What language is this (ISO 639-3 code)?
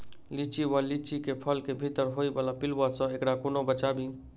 mai